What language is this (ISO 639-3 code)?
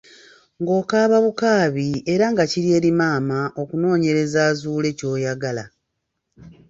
lug